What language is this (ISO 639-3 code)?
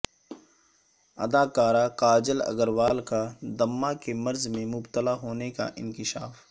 urd